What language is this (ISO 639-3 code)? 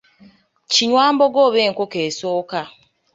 lug